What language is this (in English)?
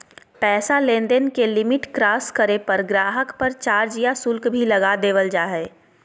Magahi